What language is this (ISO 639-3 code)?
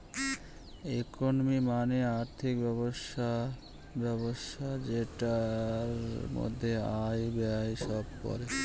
ben